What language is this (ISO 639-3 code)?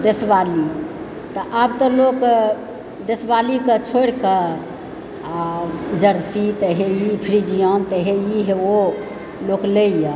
mai